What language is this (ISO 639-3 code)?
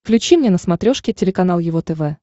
rus